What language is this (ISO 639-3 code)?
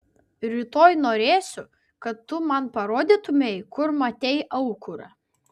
lit